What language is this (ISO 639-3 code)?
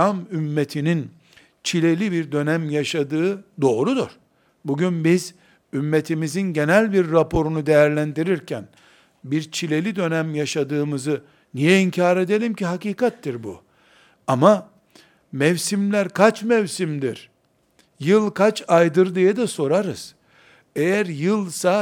tur